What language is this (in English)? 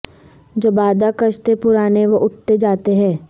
Urdu